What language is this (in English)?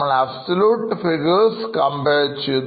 Malayalam